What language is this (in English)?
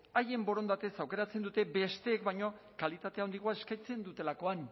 Basque